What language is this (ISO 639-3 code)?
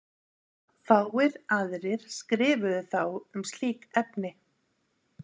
isl